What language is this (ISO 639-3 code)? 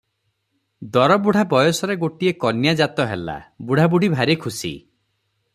ori